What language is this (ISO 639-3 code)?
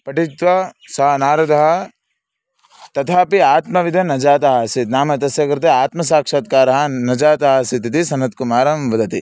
san